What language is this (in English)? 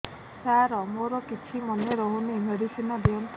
Odia